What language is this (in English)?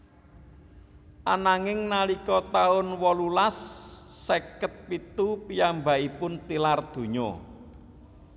Javanese